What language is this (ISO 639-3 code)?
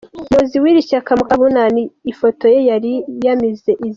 kin